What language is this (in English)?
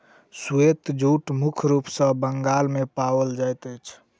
Maithili